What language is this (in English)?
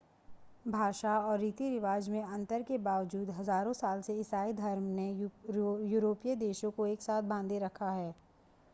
Hindi